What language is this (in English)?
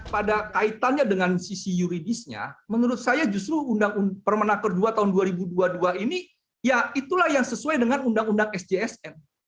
Indonesian